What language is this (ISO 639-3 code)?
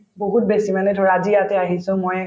asm